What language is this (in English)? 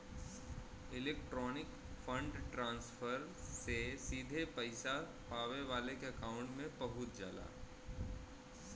Bhojpuri